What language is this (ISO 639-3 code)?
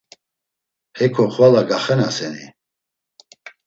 lzz